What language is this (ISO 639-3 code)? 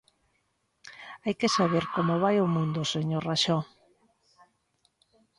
glg